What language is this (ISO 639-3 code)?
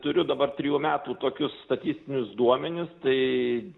lit